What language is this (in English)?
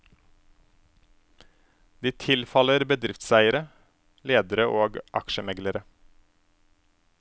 Norwegian